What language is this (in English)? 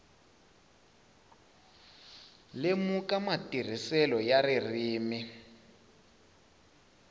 Tsonga